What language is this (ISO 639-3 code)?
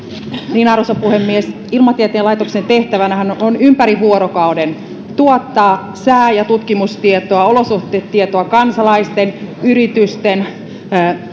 fin